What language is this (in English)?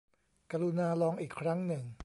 Thai